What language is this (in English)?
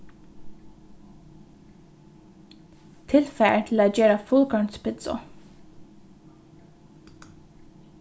Faroese